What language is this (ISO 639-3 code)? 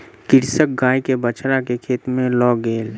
mai